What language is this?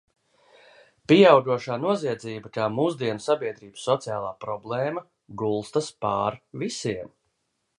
Latvian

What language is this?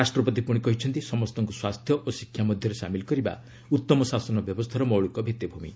Odia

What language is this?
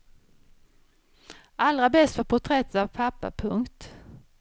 Swedish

